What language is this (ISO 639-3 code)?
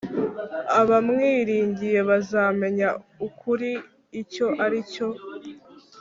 kin